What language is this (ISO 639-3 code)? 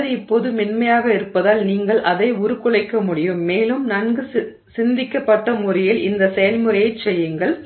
tam